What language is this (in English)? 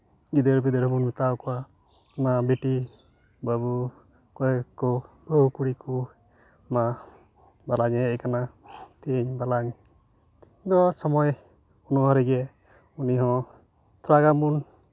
Santali